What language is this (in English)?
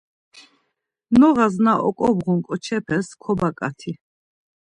Laz